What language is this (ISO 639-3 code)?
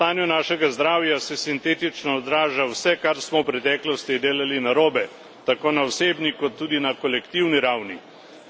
slv